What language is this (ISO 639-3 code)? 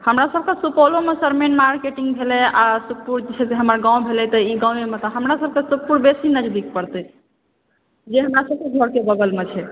mai